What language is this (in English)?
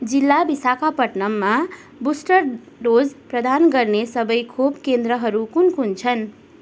Nepali